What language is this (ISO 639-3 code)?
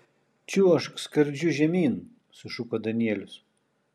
lit